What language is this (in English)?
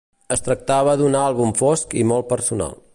Catalan